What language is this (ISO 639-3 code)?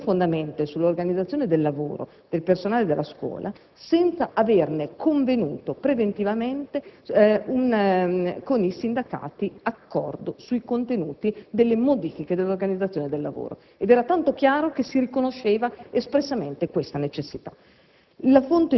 ita